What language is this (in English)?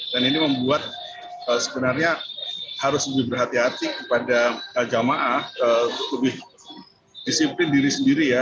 Indonesian